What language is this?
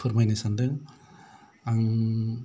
Bodo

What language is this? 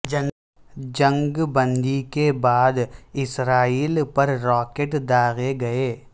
Urdu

